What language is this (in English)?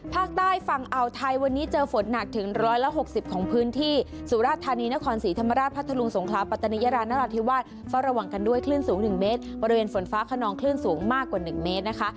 Thai